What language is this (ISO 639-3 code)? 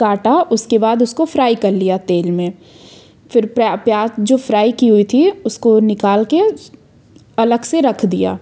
hin